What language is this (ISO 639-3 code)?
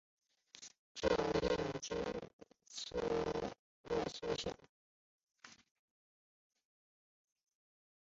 zho